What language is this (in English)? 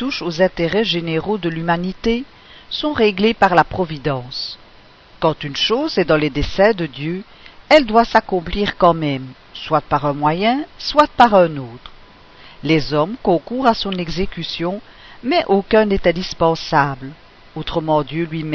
French